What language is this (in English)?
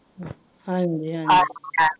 Punjabi